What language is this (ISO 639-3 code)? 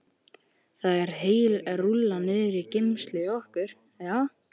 isl